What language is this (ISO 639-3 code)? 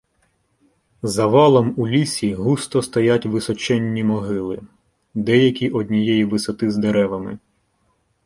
ukr